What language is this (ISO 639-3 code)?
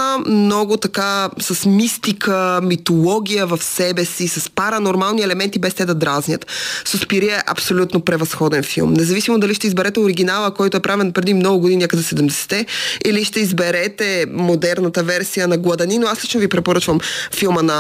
bul